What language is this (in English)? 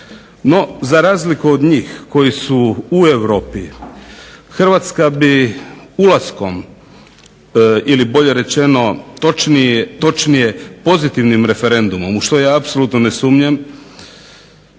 Croatian